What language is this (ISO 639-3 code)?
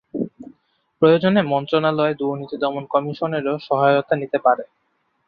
ben